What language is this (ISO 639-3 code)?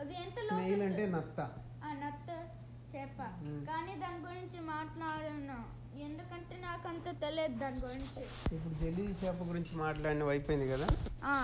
tel